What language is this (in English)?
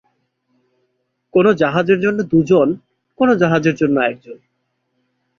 Bangla